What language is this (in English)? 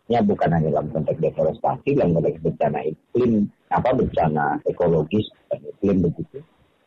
Indonesian